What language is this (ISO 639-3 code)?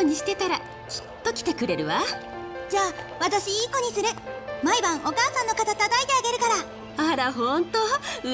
jpn